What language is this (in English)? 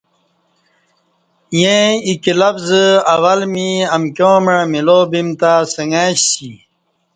Kati